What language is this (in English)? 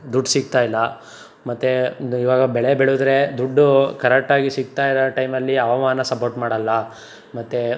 Kannada